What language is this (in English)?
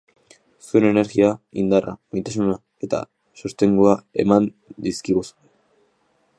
Basque